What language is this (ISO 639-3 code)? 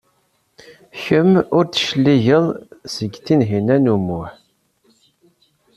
kab